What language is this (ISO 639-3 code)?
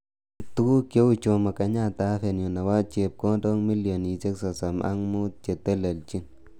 kln